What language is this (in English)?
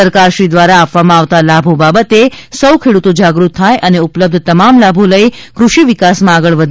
Gujarati